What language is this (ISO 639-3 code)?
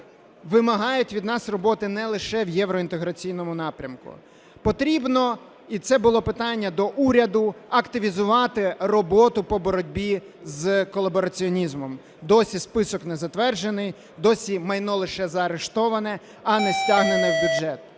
ukr